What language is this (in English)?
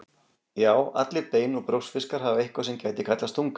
Icelandic